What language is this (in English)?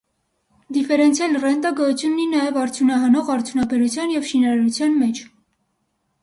Armenian